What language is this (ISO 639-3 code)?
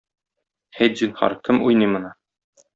tat